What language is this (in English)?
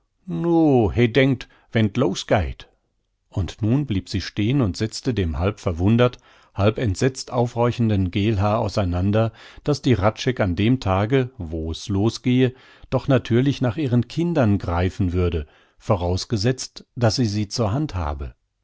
German